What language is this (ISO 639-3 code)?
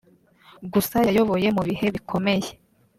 kin